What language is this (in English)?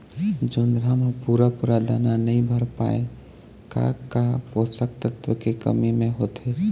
Chhattisgarhi